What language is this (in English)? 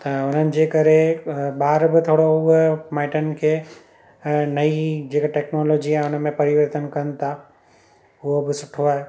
Sindhi